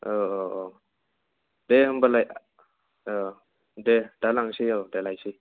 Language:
Bodo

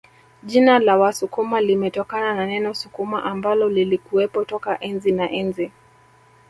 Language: Swahili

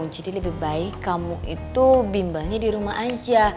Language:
Indonesian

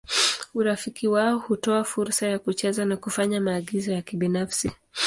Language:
Swahili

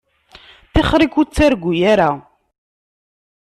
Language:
Kabyle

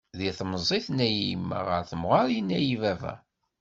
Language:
Kabyle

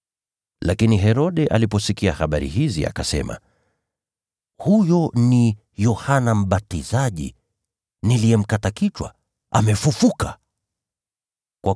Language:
Swahili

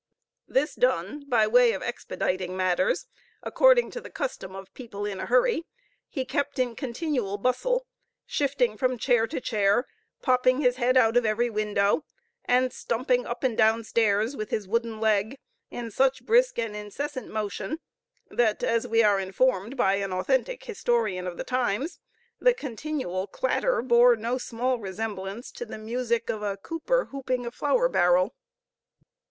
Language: English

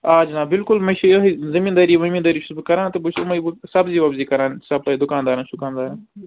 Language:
Kashmiri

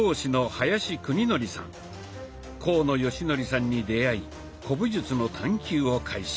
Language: Japanese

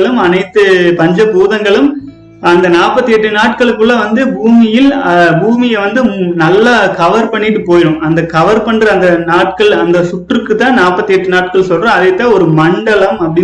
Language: Tamil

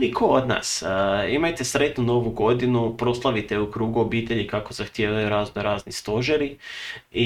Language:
Croatian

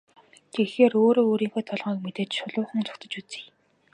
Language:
Mongolian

